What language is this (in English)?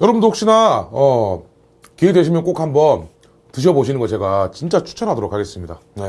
Korean